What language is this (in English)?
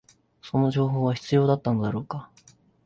Japanese